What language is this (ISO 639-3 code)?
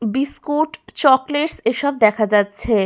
ben